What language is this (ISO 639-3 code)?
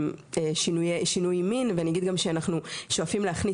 heb